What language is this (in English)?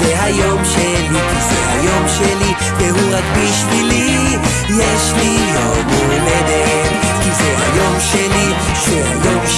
Hebrew